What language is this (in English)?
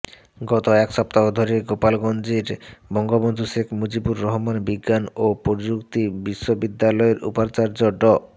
Bangla